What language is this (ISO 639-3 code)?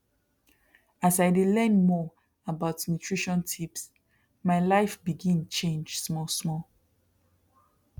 pcm